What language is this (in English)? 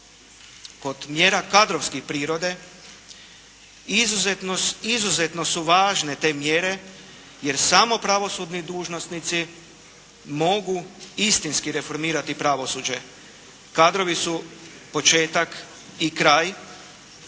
Croatian